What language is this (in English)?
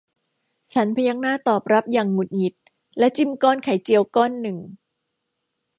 Thai